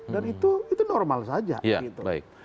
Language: Indonesian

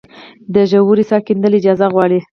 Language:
Pashto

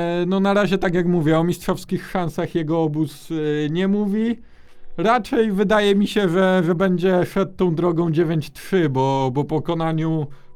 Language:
Polish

